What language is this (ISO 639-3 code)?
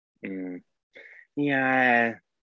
cym